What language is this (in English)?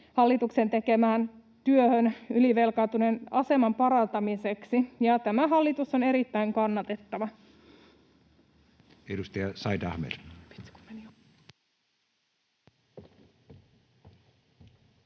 Finnish